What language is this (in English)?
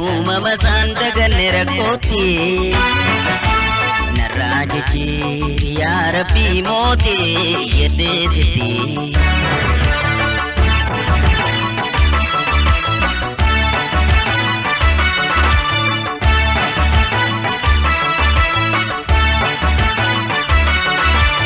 Oromo